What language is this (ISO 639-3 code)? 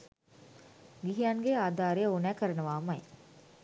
sin